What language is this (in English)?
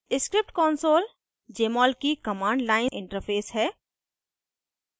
Hindi